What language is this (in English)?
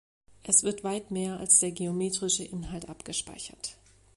German